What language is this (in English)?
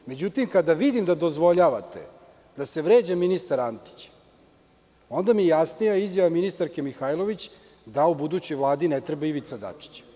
Serbian